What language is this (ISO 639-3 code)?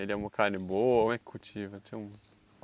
por